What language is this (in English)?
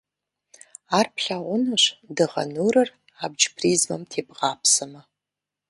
Kabardian